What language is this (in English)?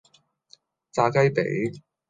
Cantonese